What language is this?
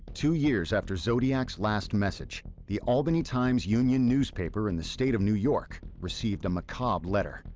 English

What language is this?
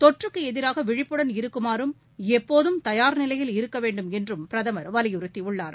Tamil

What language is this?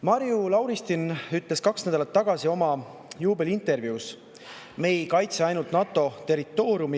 Estonian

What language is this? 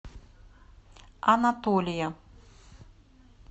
Russian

